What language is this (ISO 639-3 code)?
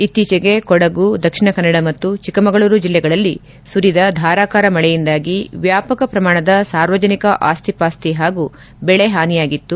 kan